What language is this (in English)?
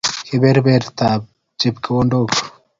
Kalenjin